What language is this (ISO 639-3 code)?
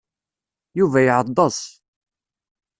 kab